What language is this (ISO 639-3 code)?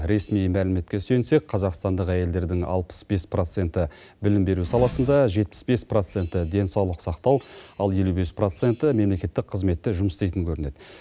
kaz